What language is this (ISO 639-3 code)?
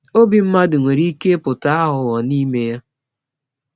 ibo